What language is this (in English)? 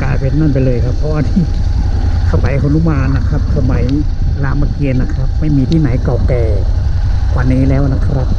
Thai